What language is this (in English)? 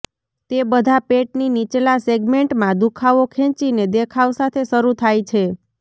Gujarati